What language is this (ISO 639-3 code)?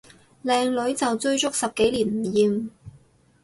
yue